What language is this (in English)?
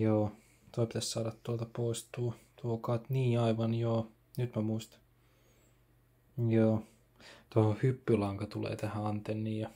Finnish